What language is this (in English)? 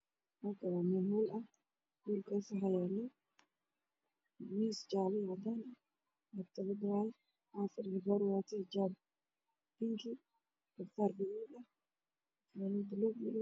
Somali